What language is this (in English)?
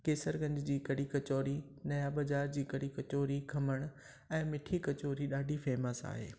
Sindhi